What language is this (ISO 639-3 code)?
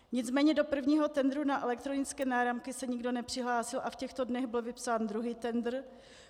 ces